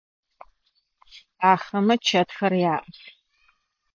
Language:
Adyghe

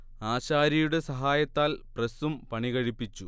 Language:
Malayalam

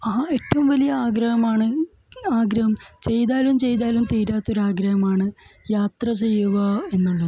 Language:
Malayalam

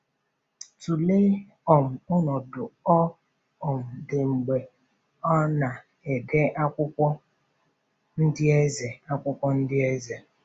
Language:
Igbo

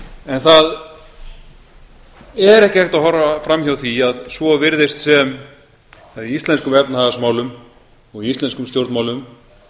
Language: Icelandic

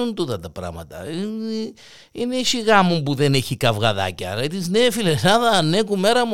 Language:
Greek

